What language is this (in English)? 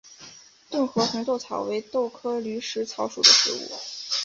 Chinese